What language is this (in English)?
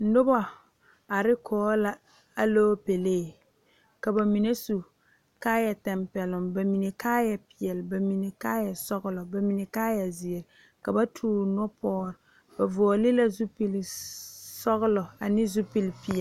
Southern Dagaare